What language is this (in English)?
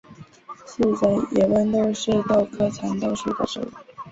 Chinese